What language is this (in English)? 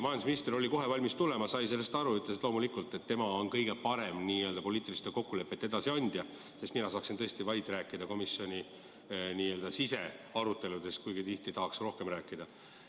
Estonian